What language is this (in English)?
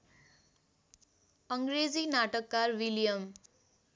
Nepali